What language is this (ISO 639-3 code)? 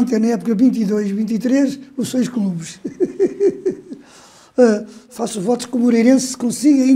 por